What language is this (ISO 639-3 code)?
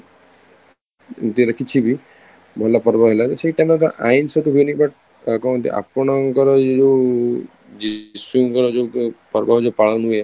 ori